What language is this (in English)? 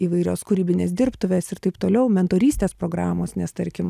Lithuanian